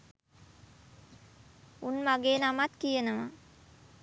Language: Sinhala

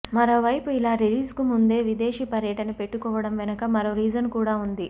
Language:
Telugu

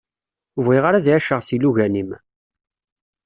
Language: Kabyle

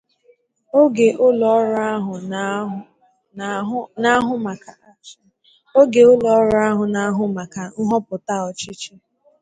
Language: Igbo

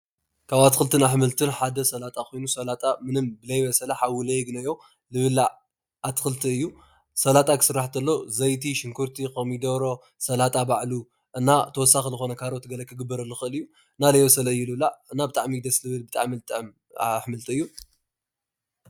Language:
Tigrinya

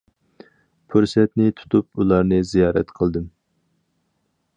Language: Uyghur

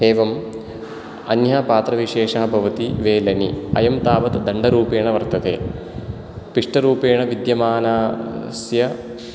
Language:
Sanskrit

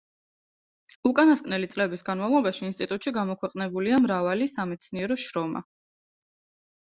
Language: Georgian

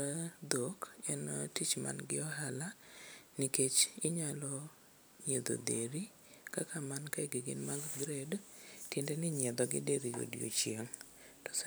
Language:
Luo (Kenya and Tanzania)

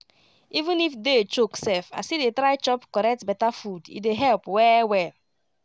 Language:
Nigerian Pidgin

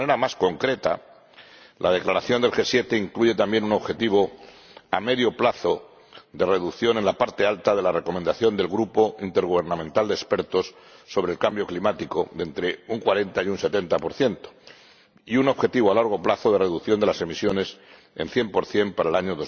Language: Spanish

